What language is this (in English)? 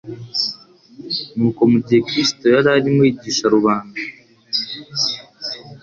Kinyarwanda